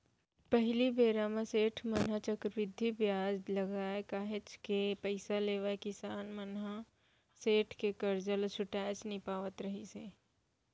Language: Chhattisgarhi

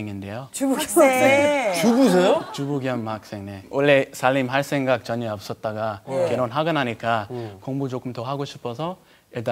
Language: Korean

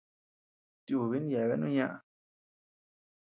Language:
Tepeuxila Cuicatec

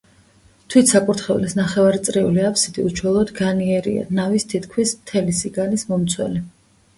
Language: Georgian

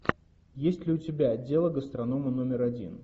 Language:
Russian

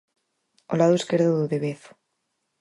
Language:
Galician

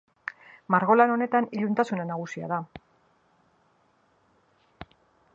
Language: Basque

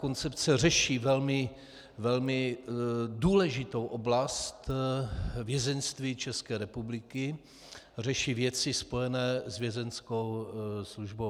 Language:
Czech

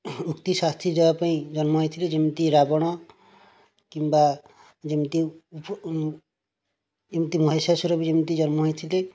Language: Odia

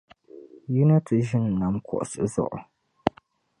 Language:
Dagbani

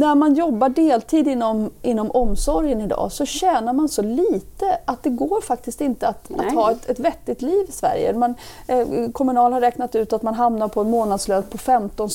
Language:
Swedish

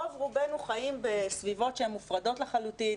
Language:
Hebrew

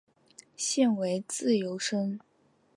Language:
Chinese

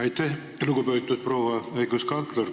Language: Estonian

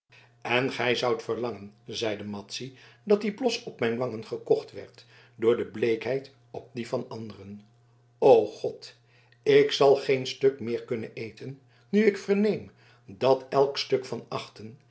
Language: Dutch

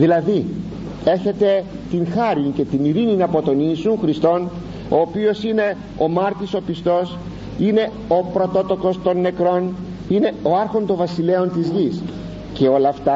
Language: Greek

